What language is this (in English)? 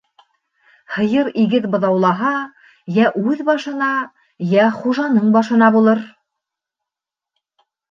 Bashkir